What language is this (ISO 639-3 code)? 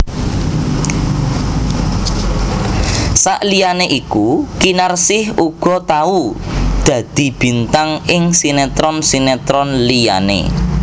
jav